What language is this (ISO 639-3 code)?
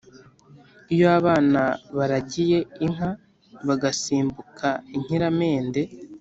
kin